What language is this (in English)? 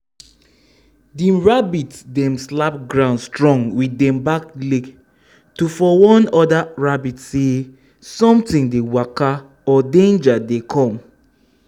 Nigerian Pidgin